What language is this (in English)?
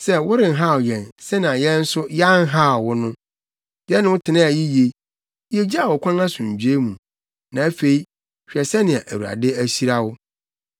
Akan